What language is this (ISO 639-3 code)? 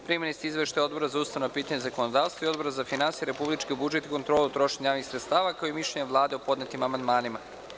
srp